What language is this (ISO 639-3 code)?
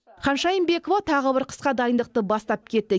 kaz